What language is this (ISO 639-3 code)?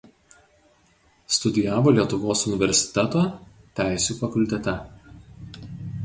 lit